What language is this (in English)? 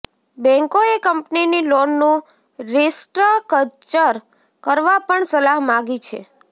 Gujarati